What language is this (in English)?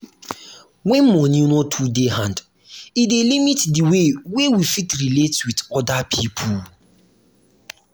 Nigerian Pidgin